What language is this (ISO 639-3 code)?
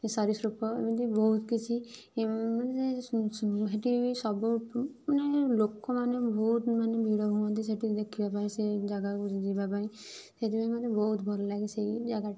ori